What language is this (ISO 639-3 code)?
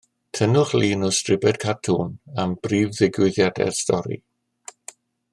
cym